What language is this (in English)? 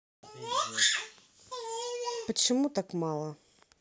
Russian